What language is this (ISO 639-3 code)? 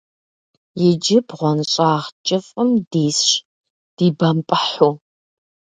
kbd